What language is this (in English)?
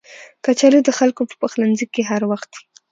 Pashto